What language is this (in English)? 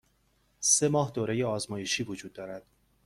Persian